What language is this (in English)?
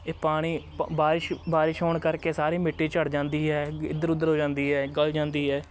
Punjabi